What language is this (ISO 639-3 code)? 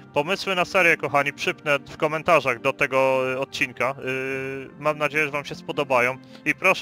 pol